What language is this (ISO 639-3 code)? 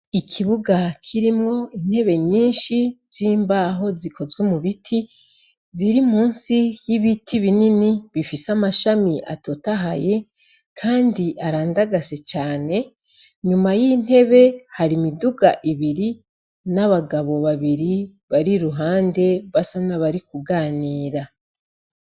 run